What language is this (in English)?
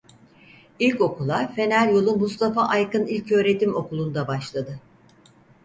Turkish